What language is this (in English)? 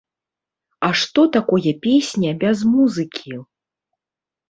Belarusian